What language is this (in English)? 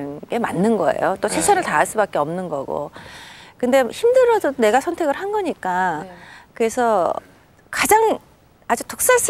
Korean